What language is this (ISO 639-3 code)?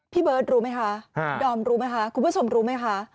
tha